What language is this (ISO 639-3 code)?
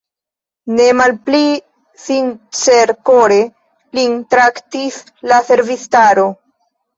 epo